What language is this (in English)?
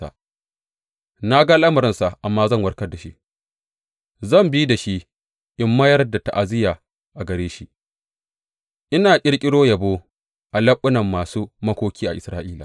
Hausa